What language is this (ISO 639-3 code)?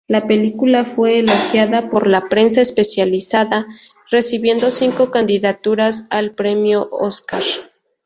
spa